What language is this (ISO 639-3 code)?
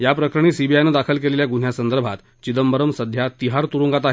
mar